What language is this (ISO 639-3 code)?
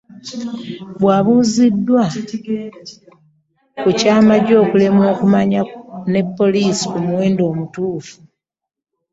lug